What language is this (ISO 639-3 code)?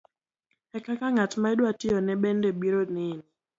luo